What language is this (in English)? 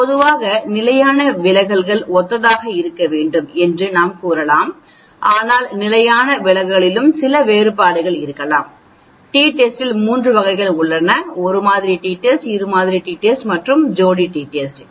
Tamil